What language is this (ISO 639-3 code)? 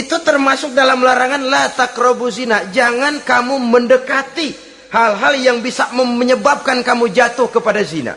ind